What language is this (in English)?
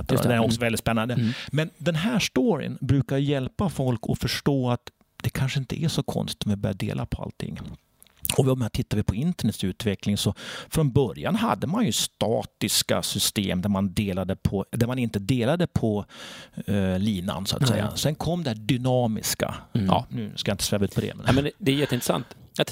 Swedish